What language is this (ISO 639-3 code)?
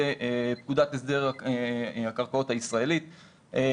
heb